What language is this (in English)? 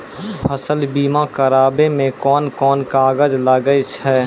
Maithili